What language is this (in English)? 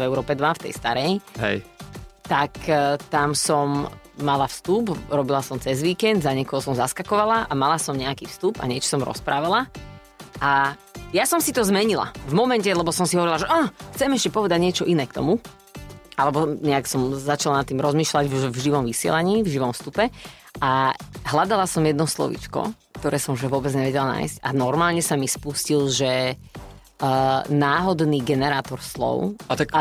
Slovak